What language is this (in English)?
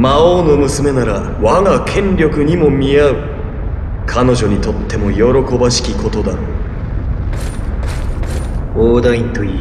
Japanese